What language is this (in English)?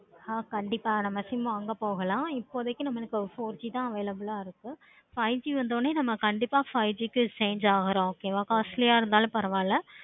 Tamil